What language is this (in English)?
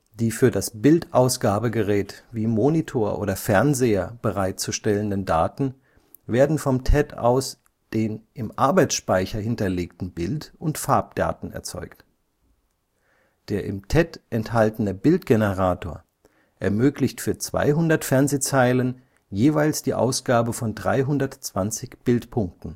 German